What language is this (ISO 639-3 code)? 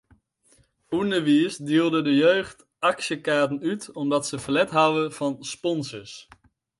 fry